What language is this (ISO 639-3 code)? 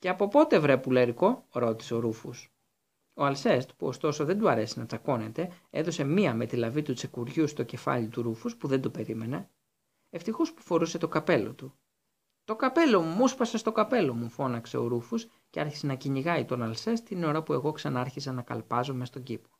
ell